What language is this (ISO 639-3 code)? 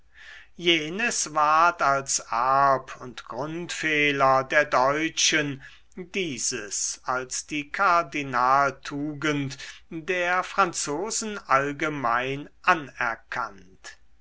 deu